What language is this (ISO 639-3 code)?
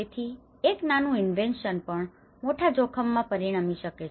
guj